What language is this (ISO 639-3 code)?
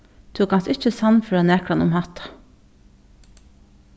fao